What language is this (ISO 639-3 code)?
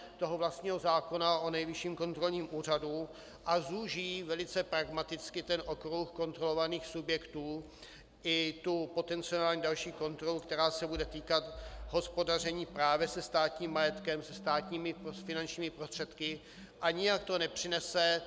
ces